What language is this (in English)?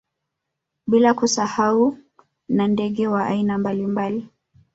Swahili